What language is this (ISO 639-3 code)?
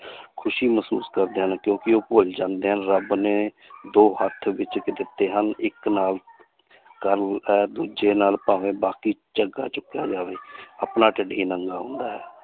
pan